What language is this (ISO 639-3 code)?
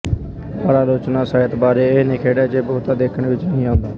pan